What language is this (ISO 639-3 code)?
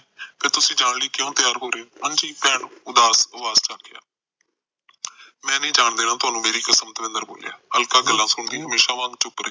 pan